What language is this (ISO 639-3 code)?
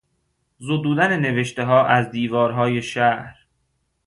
fas